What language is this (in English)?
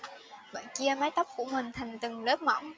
Vietnamese